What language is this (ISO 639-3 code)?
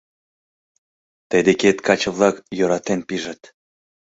chm